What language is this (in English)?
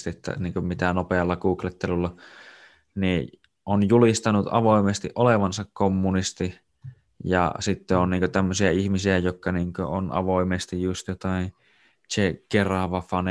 Finnish